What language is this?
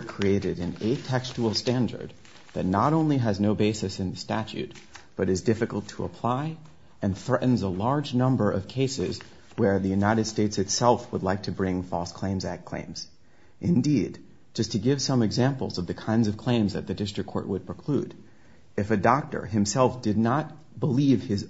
English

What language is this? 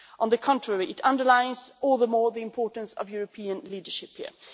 English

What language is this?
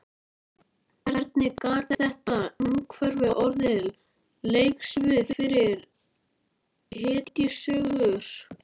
Icelandic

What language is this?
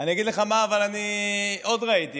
Hebrew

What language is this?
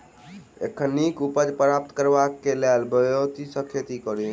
Maithili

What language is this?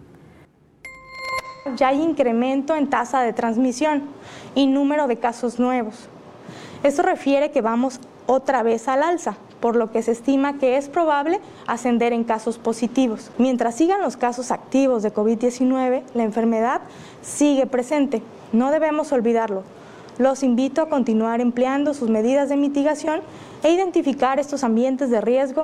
Spanish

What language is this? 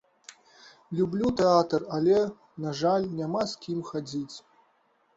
Belarusian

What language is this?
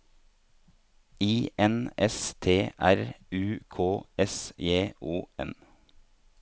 Norwegian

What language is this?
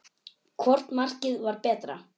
Icelandic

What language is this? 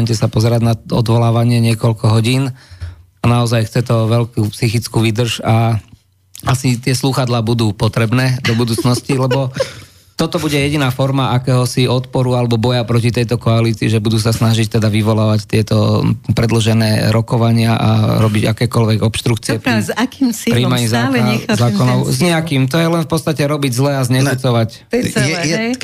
Slovak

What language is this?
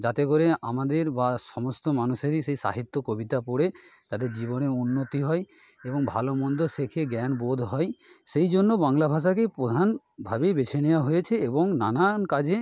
Bangla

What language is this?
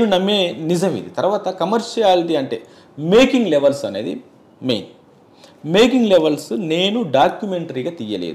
Hindi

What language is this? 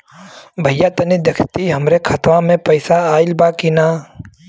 Bhojpuri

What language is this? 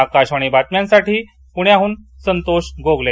Marathi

